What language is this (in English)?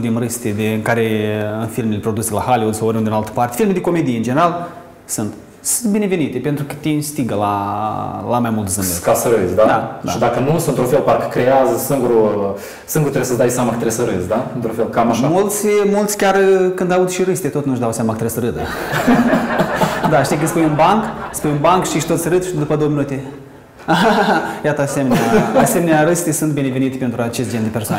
Romanian